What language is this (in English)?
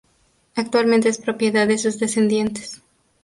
Spanish